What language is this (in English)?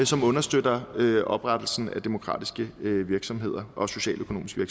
Danish